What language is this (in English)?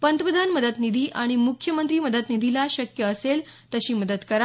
Marathi